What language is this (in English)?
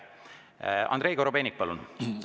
Estonian